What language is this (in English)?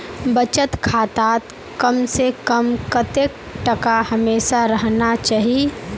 Magahi